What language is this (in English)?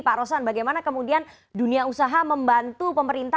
Indonesian